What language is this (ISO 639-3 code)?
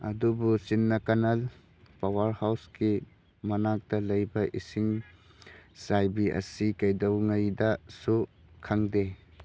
mni